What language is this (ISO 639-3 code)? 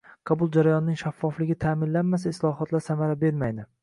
uzb